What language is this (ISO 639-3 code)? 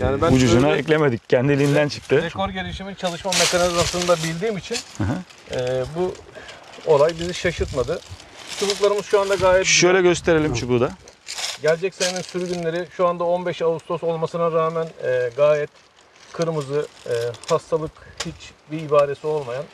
tur